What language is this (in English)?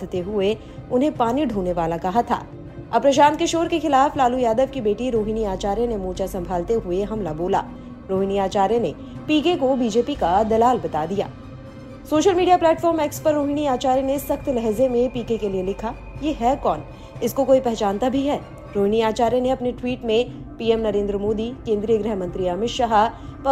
Hindi